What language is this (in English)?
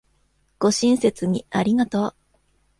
Japanese